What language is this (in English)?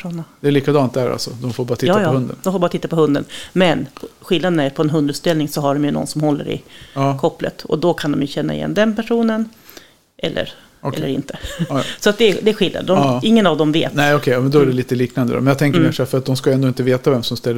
Swedish